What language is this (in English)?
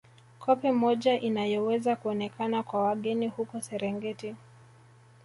Swahili